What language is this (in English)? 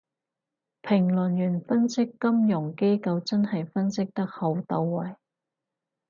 Cantonese